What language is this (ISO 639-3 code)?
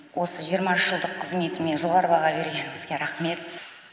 kaz